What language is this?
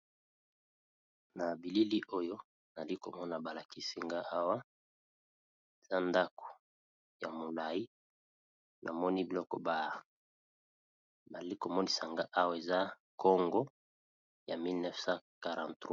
Lingala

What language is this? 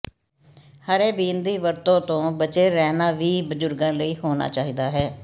Punjabi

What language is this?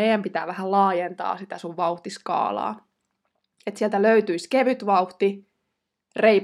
Finnish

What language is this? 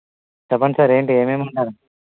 Telugu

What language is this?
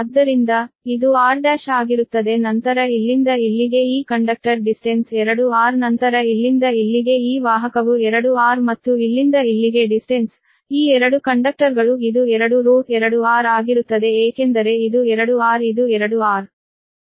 Kannada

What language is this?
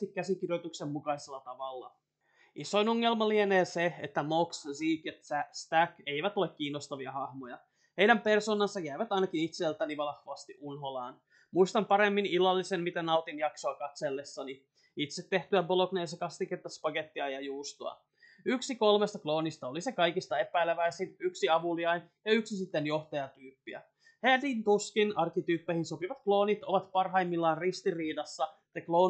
Finnish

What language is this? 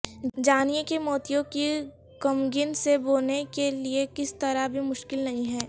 Urdu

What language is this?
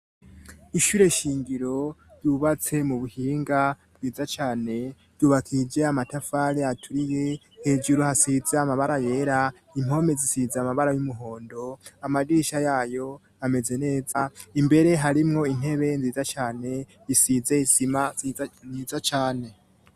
Rundi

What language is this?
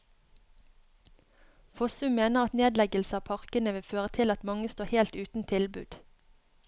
Norwegian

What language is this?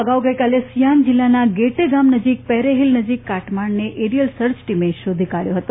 Gujarati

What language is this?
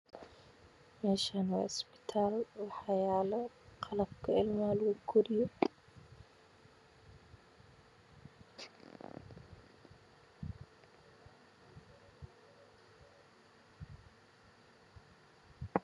Somali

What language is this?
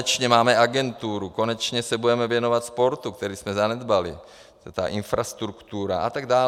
Czech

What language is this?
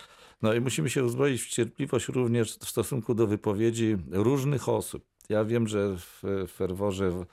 Polish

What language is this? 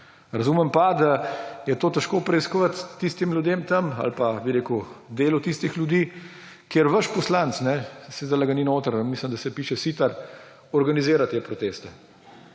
Slovenian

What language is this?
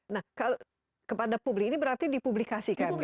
Indonesian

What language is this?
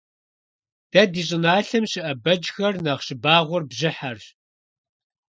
Kabardian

